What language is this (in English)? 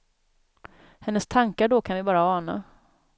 Swedish